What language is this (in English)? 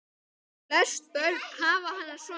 Icelandic